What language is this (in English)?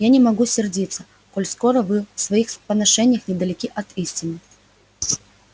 Russian